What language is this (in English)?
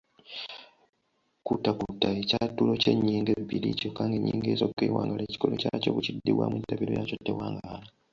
Ganda